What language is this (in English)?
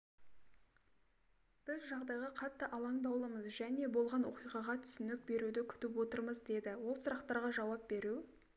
Kazakh